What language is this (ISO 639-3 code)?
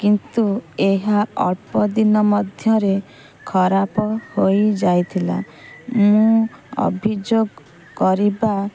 ori